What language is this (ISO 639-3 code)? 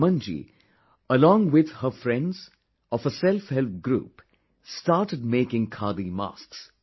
eng